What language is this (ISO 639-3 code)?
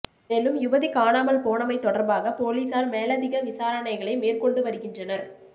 tam